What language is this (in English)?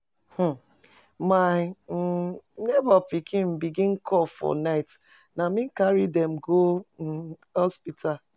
Nigerian Pidgin